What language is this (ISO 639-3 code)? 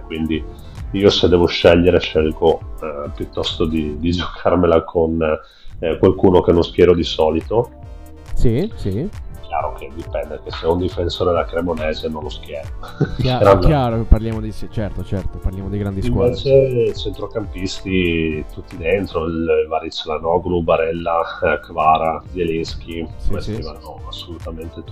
ita